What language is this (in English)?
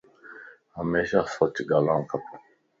Lasi